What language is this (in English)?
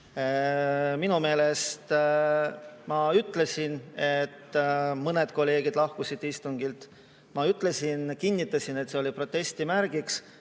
Estonian